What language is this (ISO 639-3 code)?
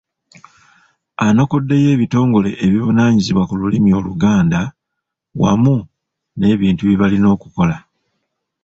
lug